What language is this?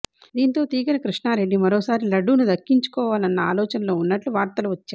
Telugu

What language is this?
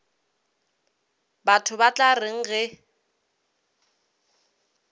Northern Sotho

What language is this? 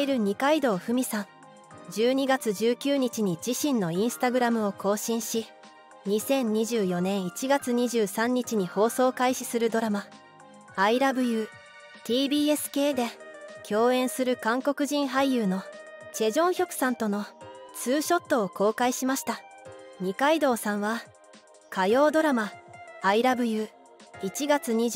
Japanese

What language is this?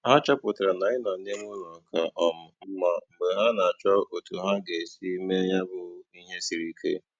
Igbo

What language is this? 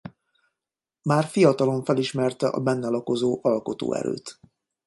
Hungarian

